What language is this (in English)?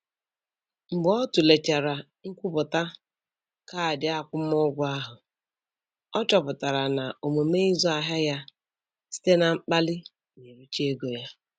Igbo